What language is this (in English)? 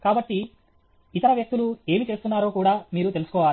Telugu